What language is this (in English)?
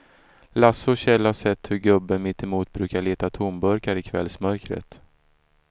Swedish